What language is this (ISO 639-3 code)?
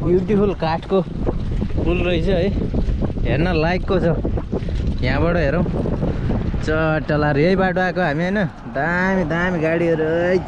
nep